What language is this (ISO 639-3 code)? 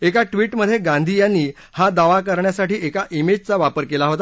mar